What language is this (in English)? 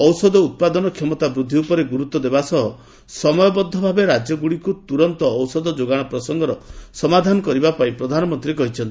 Odia